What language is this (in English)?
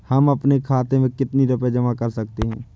Hindi